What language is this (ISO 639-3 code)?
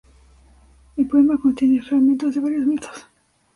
spa